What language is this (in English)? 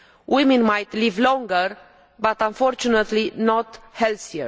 English